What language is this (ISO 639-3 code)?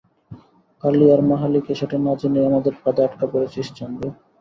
ben